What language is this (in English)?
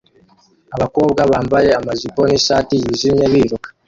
Kinyarwanda